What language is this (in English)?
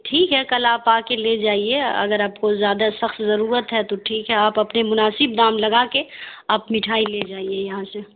Urdu